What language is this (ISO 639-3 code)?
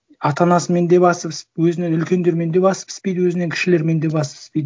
kaz